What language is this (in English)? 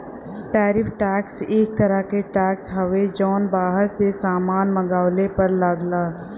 Bhojpuri